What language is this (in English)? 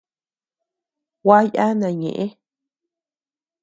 Tepeuxila Cuicatec